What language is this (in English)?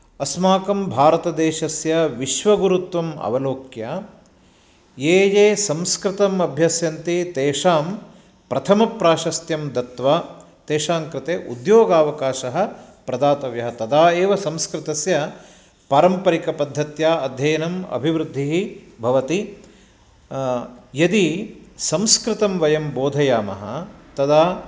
Sanskrit